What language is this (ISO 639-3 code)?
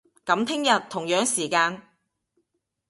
yue